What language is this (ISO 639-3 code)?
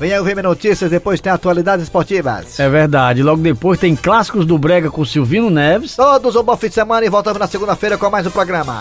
por